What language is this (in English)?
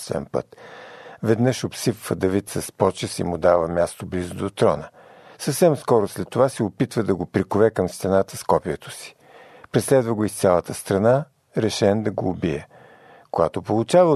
Bulgarian